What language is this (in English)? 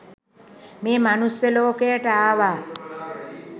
Sinhala